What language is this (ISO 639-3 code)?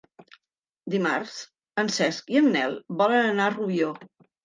cat